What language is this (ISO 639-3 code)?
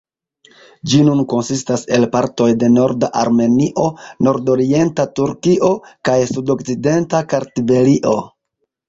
epo